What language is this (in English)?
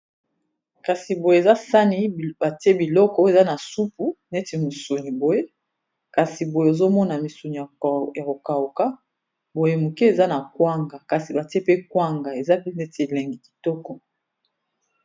Lingala